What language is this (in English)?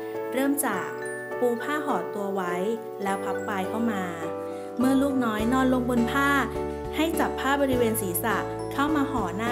Thai